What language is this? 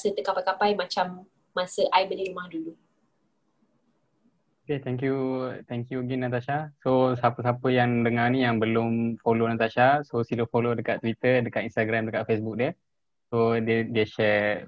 Malay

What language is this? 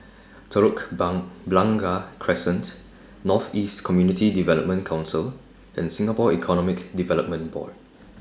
English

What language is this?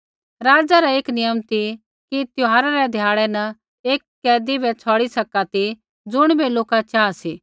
Kullu Pahari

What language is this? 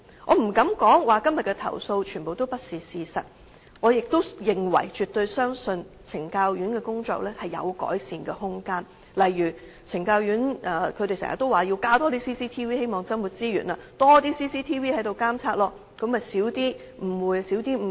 Cantonese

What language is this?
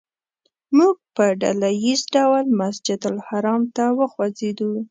Pashto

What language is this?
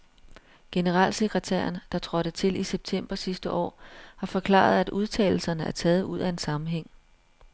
Danish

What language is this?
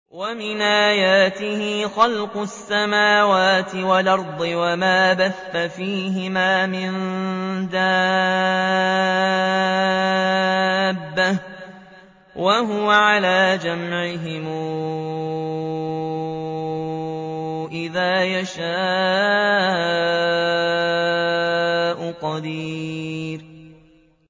Arabic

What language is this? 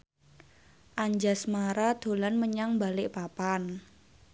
Javanese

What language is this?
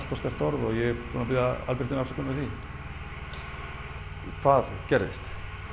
Icelandic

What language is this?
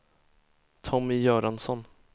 Swedish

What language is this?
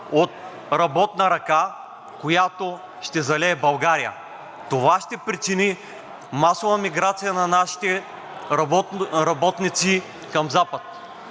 Bulgarian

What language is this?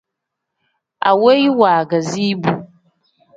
Tem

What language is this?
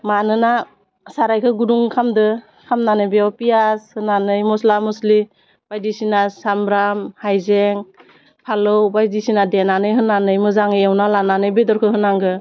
Bodo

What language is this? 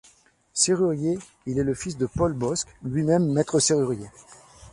French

